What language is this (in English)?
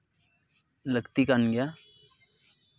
Santali